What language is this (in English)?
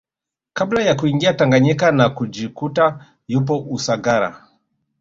Swahili